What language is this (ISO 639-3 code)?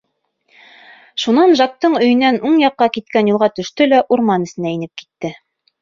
bak